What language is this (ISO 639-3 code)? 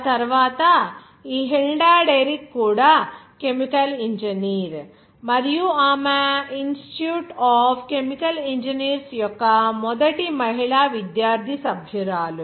tel